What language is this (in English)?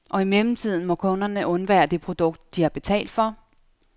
Danish